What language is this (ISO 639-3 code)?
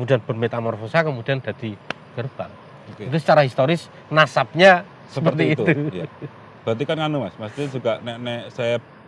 ind